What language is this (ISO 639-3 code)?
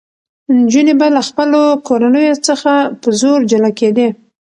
pus